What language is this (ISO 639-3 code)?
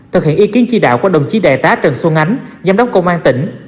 vie